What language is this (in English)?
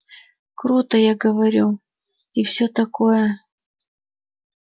Russian